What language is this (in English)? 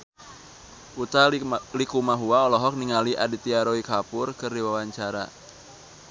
Sundanese